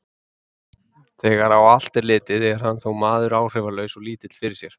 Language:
Icelandic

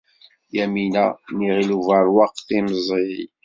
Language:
Kabyle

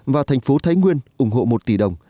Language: Vietnamese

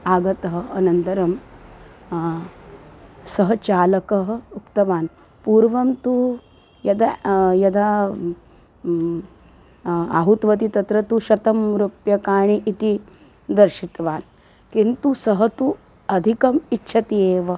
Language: Sanskrit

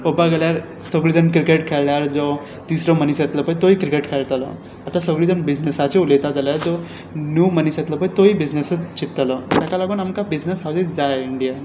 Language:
Konkani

